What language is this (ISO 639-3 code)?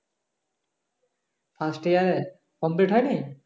ben